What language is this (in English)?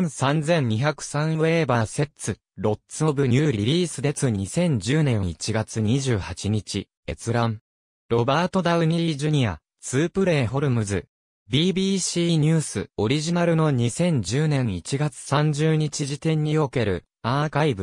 Japanese